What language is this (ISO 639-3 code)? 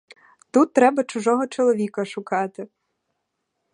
ukr